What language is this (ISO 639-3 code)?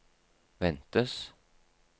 nor